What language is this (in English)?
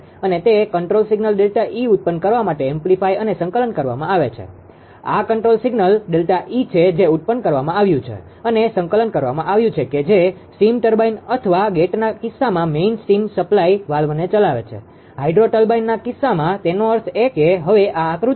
Gujarati